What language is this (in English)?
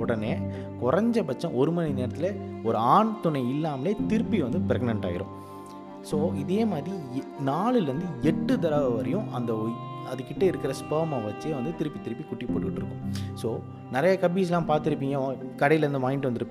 Tamil